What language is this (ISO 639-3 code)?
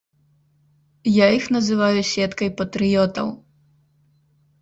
bel